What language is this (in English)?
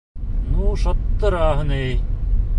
Bashkir